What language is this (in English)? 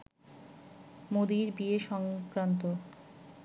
Bangla